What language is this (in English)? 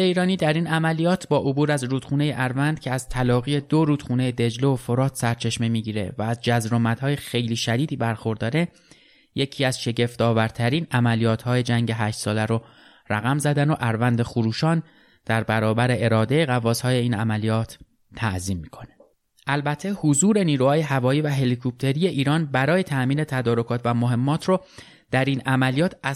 Persian